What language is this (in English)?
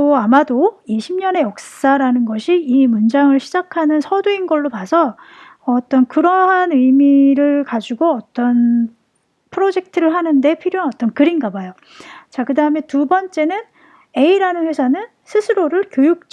Korean